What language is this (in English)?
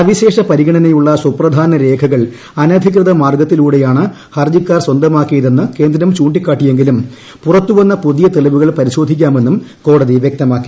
Malayalam